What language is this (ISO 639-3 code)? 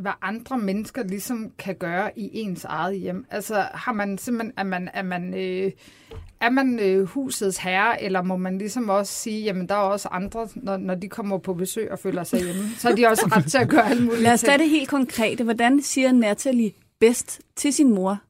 dan